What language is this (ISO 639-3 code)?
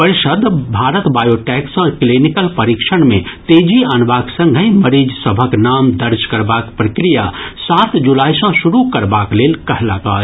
mai